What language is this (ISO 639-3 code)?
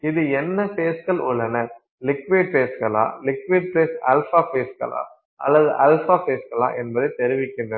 tam